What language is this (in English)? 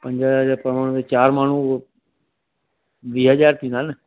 Sindhi